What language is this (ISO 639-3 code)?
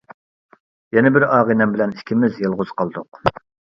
uig